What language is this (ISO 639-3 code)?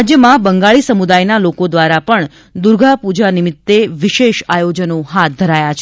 guj